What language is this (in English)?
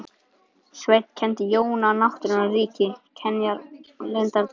Icelandic